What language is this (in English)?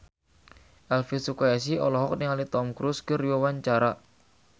Sundanese